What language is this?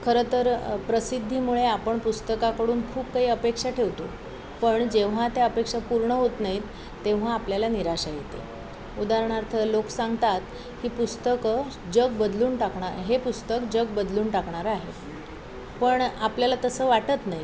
Marathi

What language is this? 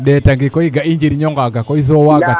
Serer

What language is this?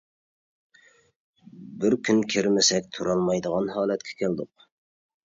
Uyghur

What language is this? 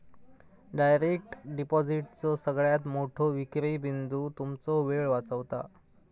Marathi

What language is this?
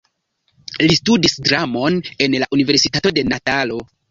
Esperanto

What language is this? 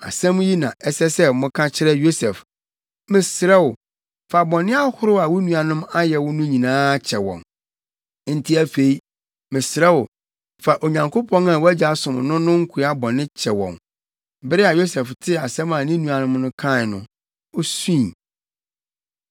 Akan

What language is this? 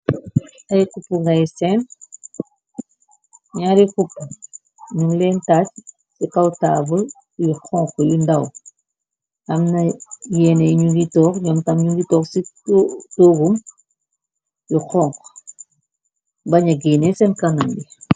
Wolof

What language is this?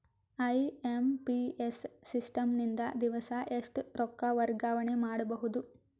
Kannada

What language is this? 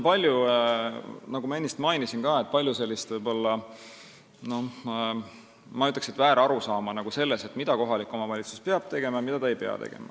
Estonian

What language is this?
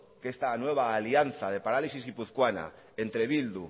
Spanish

